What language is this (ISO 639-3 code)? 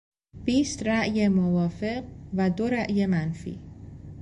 fas